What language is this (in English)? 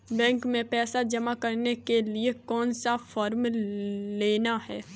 Hindi